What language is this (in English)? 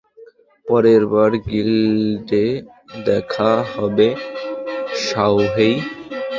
Bangla